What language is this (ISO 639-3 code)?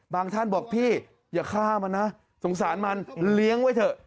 tha